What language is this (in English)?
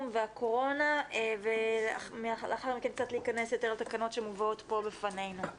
Hebrew